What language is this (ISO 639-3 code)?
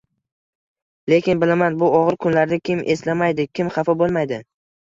uzb